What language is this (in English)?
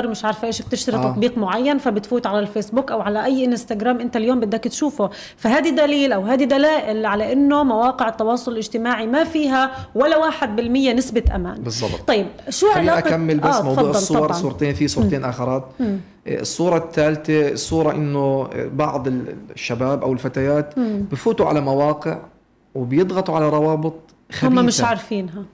Arabic